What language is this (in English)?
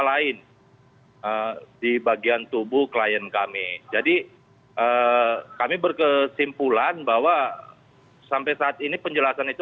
Indonesian